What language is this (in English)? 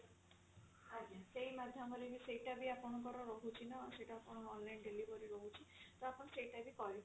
Odia